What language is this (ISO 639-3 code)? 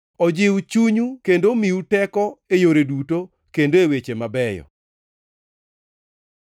luo